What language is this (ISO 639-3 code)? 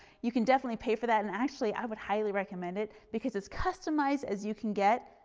eng